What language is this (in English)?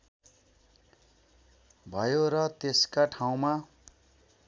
Nepali